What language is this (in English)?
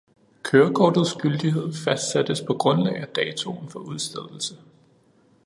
Danish